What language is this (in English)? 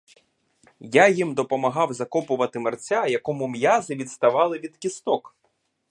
Ukrainian